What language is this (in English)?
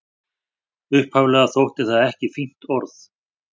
Icelandic